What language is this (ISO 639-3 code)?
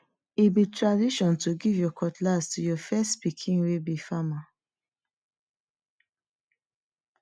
pcm